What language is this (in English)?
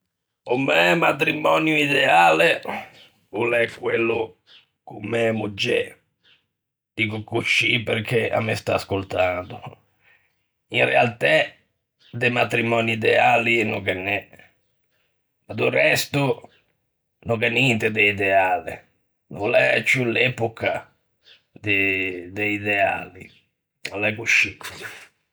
Ligurian